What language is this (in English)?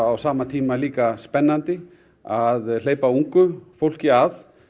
Icelandic